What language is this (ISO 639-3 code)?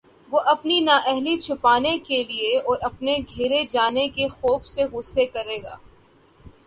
urd